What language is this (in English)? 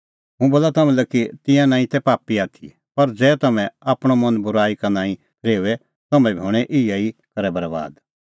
Kullu Pahari